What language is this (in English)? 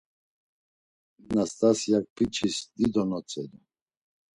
Laz